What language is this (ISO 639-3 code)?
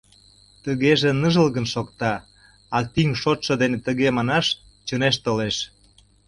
chm